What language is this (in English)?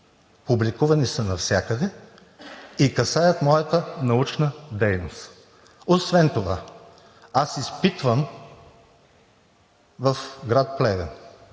Bulgarian